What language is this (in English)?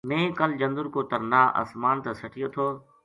Gujari